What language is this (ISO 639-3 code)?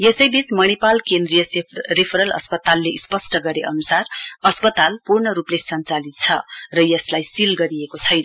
nep